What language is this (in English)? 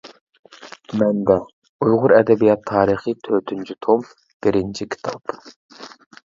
Uyghur